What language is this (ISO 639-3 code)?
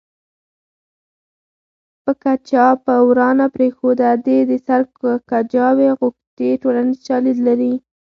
pus